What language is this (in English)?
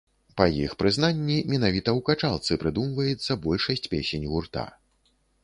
Belarusian